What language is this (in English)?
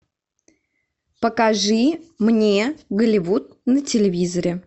Russian